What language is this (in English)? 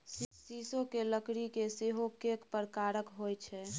Maithili